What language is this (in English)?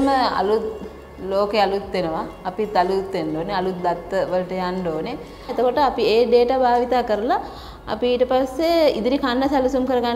Romanian